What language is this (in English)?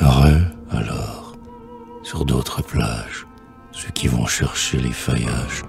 French